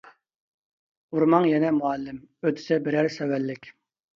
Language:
Uyghur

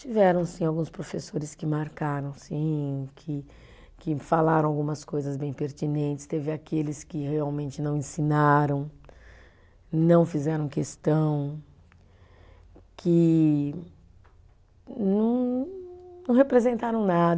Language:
Portuguese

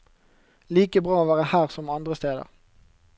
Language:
Norwegian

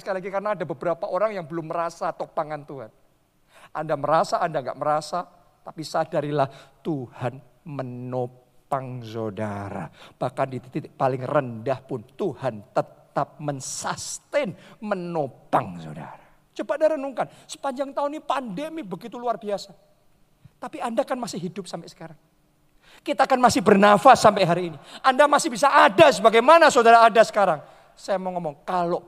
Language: Indonesian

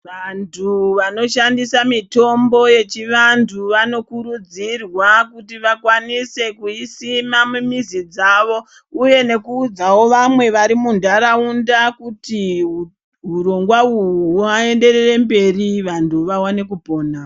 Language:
Ndau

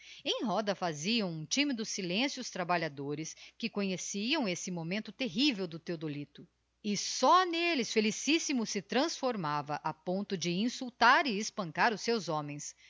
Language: Portuguese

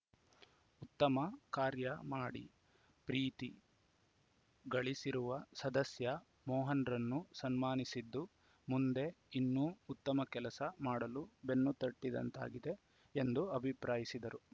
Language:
Kannada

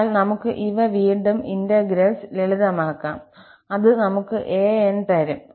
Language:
Malayalam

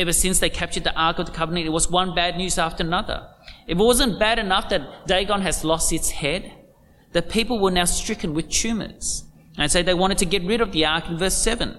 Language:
English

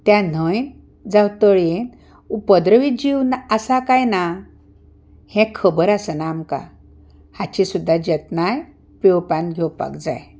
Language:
Konkani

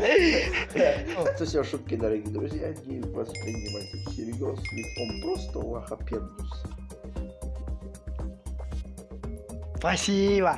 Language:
Russian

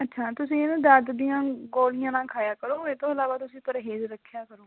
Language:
Punjabi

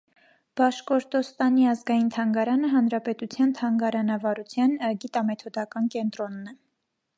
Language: Armenian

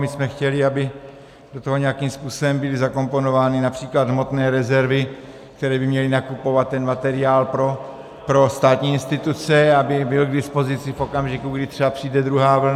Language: Czech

